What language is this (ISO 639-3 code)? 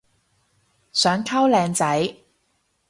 yue